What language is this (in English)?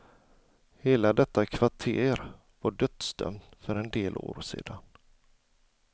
Swedish